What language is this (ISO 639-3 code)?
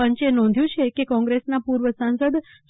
guj